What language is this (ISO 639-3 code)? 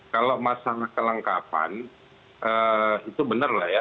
ind